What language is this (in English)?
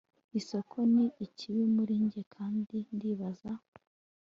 Kinyarwanda